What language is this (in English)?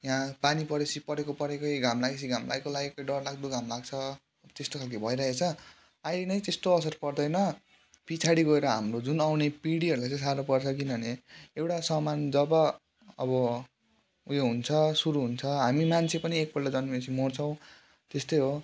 Nepali